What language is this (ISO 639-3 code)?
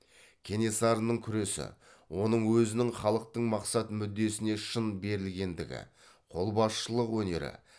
kaz